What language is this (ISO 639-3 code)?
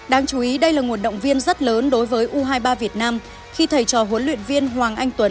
vie